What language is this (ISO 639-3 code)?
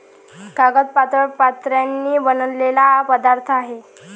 mar